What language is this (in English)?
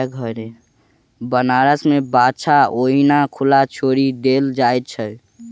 Maithili